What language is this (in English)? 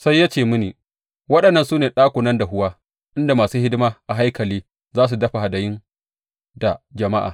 Hausa